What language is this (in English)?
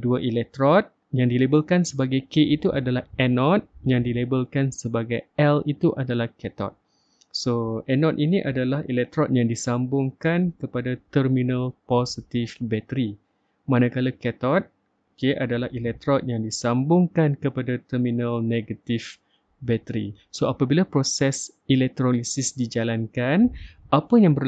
Malay